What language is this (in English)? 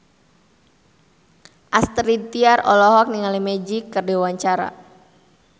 Sundanese